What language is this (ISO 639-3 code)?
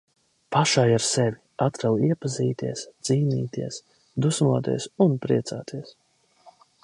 lav